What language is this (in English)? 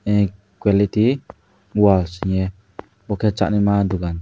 Kok Borok